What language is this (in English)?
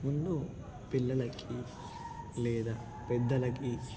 Telugu